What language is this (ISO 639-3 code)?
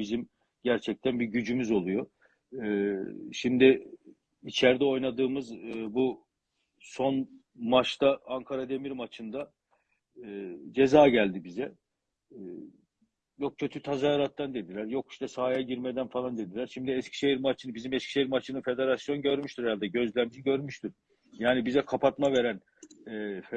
tur